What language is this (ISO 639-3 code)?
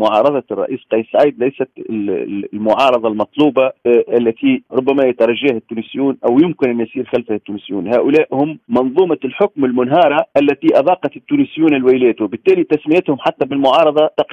ara